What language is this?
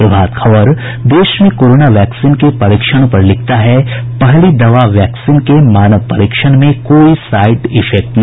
Hindi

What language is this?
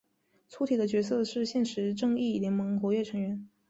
Chinese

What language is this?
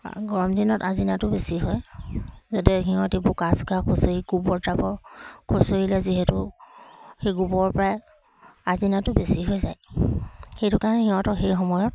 Assamese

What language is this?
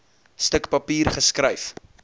Afrikaans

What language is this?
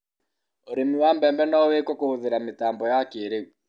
Kikuyu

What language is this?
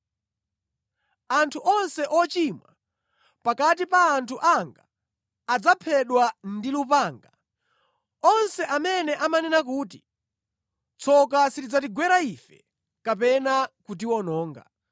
Nyanja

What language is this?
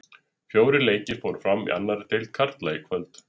Icelandic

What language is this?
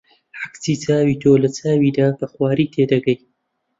Central Kurdish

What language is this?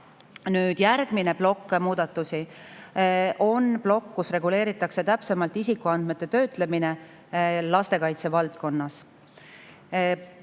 Estonian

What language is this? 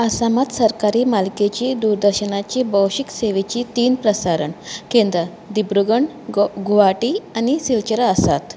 Konkani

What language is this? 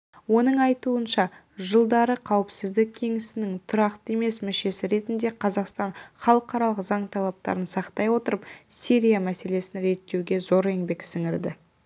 Kazakh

